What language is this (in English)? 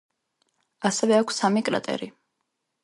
Georgian